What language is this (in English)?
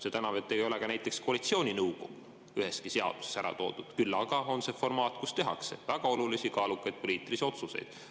Estonian